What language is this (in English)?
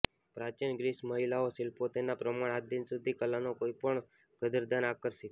Gujarati